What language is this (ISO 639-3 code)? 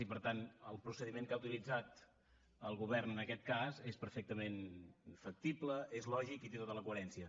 cat